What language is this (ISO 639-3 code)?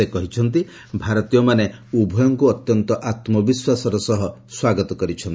ori